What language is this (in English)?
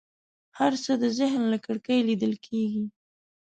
Pashto